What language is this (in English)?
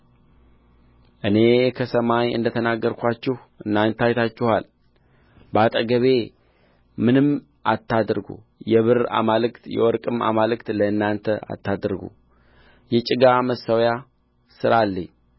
Amharic